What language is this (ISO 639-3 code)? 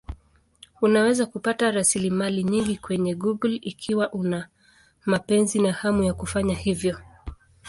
swa